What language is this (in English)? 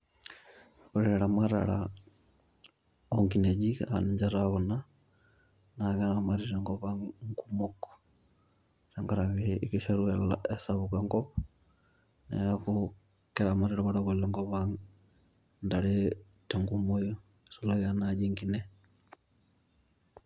Masai